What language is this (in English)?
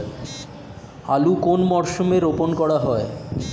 Bangla